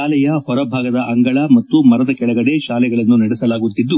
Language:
Kannada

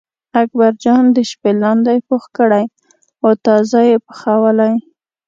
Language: Pashto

